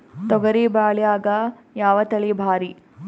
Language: Kannada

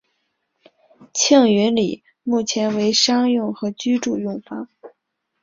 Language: Chinese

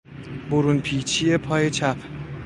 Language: Persian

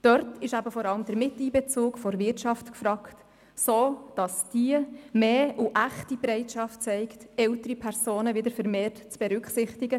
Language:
Swiss German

